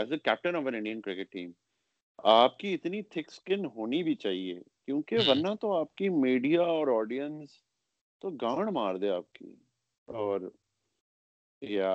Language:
Urdu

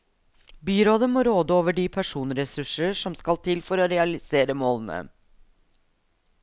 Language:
Norwegian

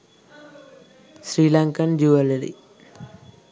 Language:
Sinhala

